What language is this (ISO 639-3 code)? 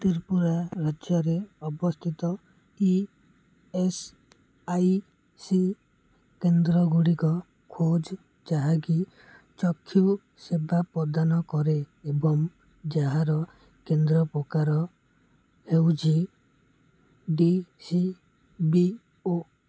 ori